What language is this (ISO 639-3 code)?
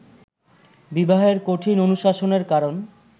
ben